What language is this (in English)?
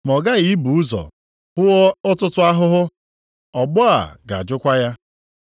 Igbo